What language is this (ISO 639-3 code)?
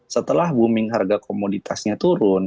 ind